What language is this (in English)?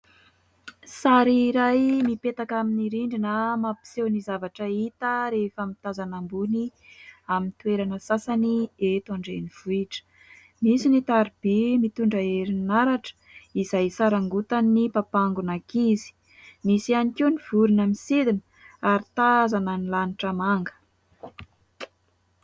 Malagasy